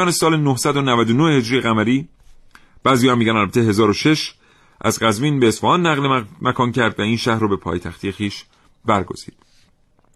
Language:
Persian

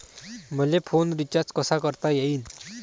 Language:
Marathi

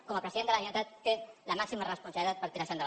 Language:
Catalan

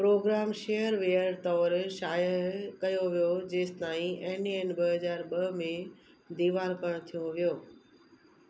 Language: Sindhi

